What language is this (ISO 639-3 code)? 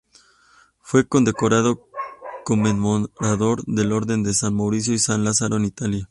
spa